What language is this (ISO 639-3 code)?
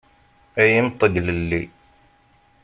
kab